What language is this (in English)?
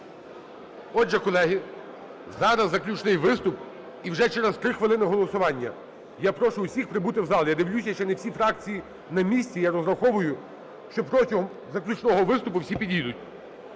Ukrainian